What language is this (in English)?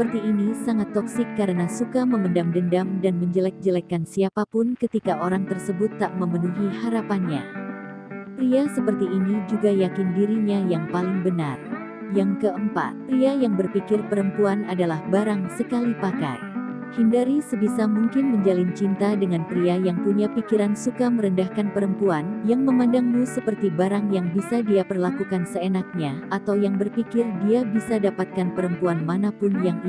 Indonesian